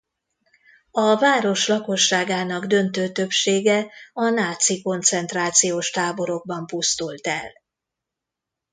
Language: Hungarian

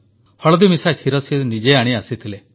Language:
Odia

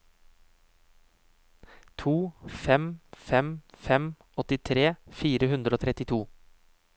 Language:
Norwegian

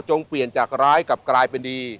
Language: Thai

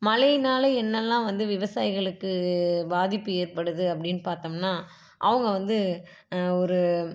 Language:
Tamil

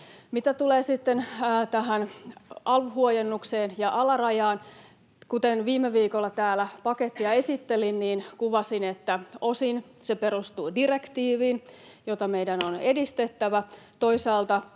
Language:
Finnish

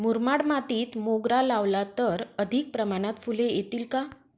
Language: Marathi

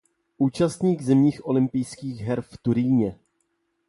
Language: Czech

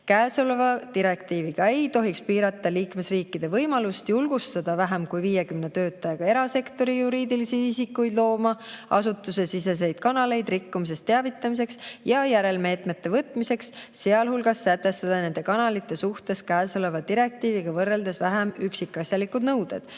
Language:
Estonian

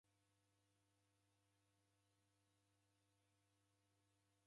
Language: Taita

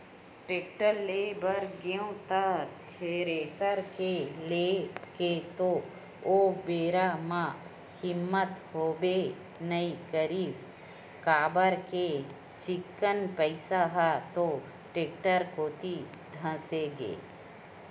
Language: Chhattisgarhi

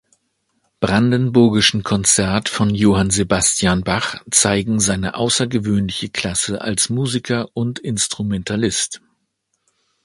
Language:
German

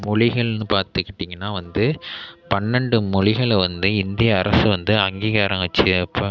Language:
Tamil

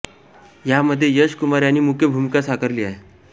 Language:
Marathi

